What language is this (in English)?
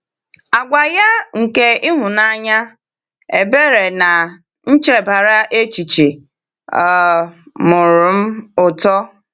Igbo